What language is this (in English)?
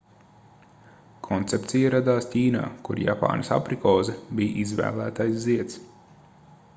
Latvian